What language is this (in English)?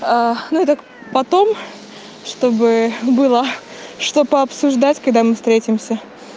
Russian